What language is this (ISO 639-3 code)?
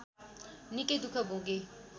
nep